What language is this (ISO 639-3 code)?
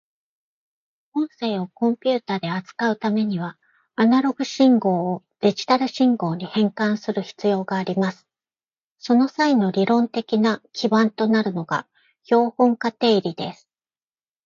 jpn